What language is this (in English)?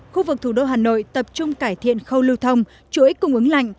Vietnamese